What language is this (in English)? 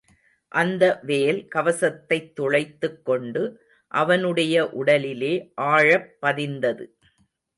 Tamil